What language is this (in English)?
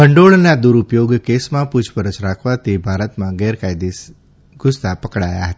Gujarati